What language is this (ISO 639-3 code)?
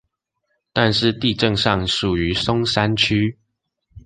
zho